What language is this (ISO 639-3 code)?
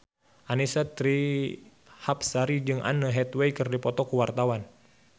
sun